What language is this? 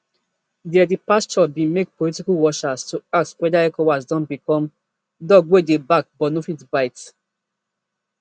Nigerian Pidgin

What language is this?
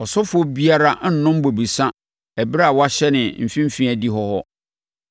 Akan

